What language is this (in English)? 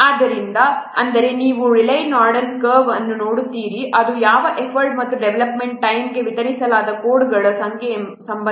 Kannada